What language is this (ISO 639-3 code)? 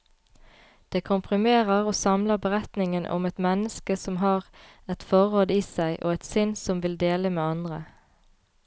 nor